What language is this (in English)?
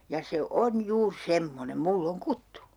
Finnish